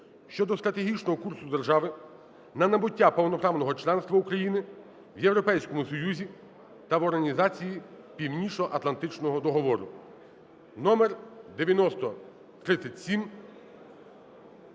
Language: Ukrainian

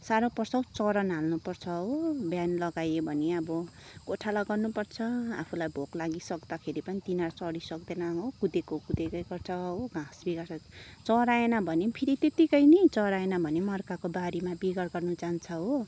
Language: Nepali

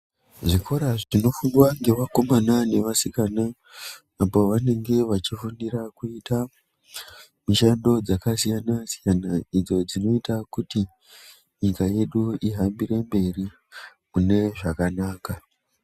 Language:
Ndau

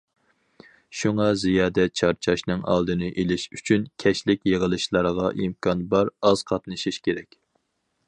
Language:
Uyghur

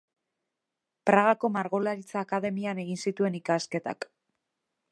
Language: Basque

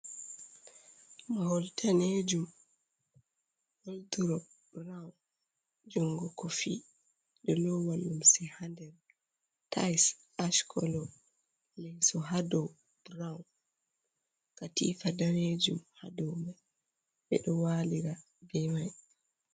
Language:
Fula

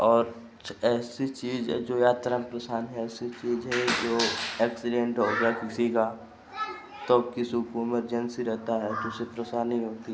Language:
Hindi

